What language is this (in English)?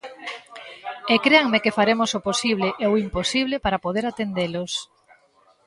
Galician